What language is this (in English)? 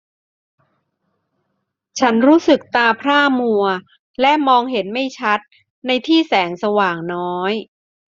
Thai